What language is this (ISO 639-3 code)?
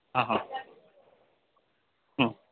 guj